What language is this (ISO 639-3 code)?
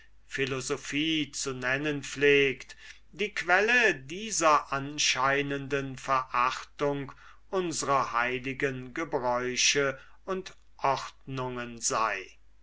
deu